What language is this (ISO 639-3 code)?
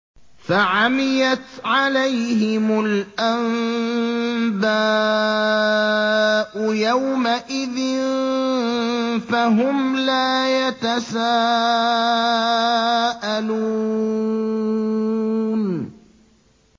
ara